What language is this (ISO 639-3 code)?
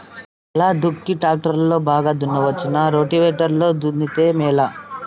tel